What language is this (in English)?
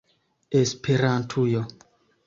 Esperanto